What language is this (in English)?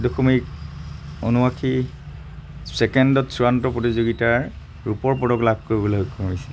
Assamese